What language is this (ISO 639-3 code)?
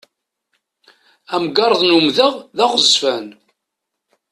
kab